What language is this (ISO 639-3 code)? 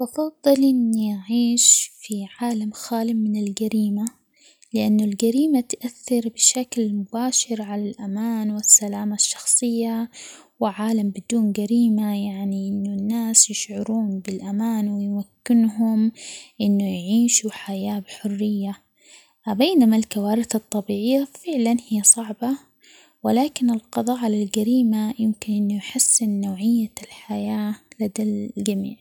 acx